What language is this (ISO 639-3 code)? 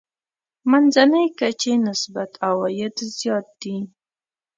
pus